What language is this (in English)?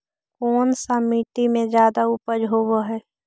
Magahi